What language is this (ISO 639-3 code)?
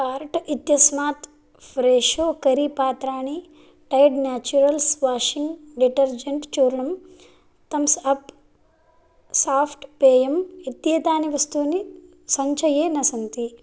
san